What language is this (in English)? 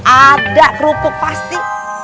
Indonesian